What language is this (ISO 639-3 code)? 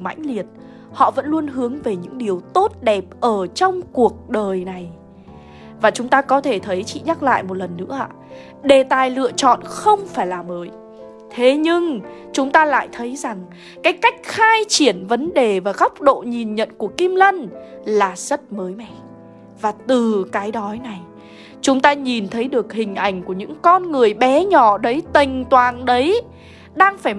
vie